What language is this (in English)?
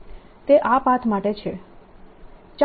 Gujarati